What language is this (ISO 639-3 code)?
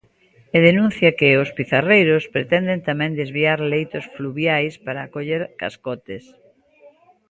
glg